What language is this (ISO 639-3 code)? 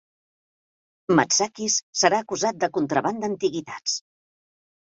cat